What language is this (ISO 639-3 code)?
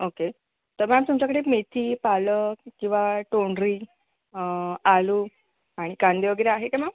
mar